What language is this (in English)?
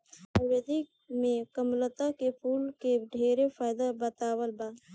Bhojpuri